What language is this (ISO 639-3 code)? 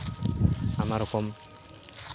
sat